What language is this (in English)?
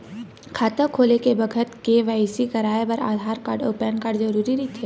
Chhattisgarhi